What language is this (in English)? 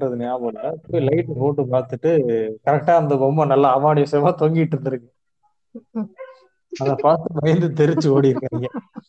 Tamil